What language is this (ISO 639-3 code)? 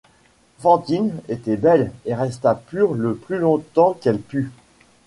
fra